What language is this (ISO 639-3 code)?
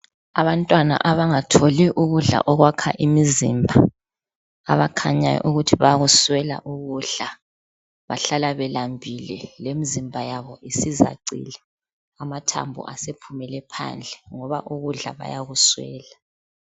nde